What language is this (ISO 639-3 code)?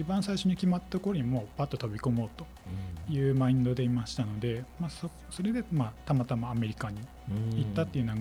jpn